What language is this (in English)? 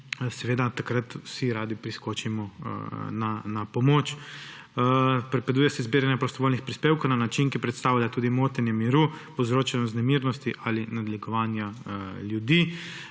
Slovenian